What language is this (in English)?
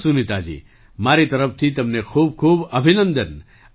Gujarati